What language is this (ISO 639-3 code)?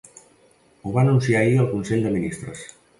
cat